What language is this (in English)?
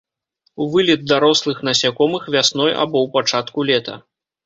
Belarusian